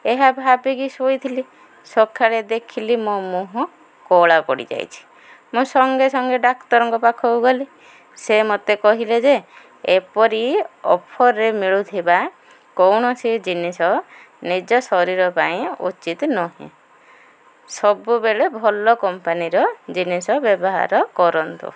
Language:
Odia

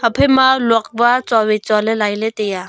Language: Wancho Naga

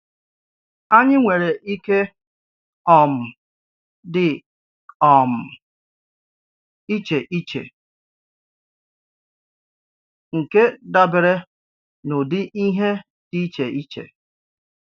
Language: Igbo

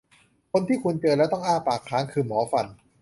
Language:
Thai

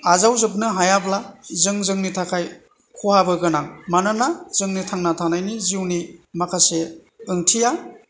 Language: Bodo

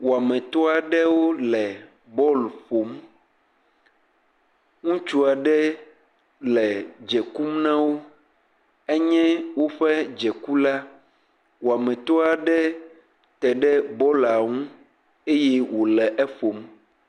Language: Ewe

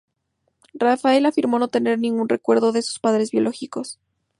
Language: Spanish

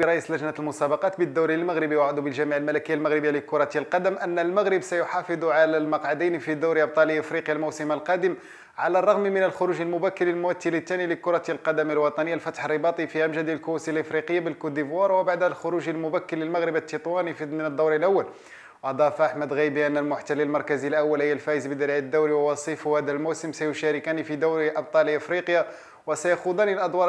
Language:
Arabic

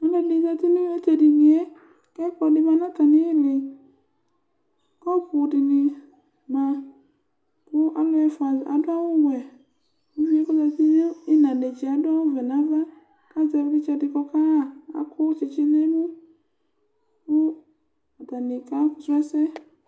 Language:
Ikposo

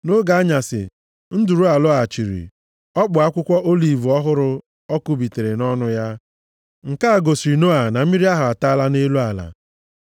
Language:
Igbo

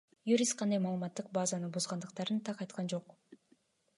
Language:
Kyrgyz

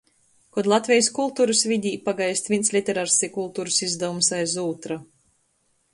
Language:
Latgalian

